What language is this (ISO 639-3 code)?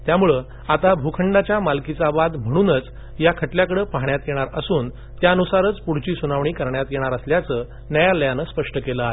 mar